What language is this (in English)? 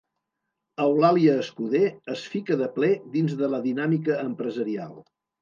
Catalan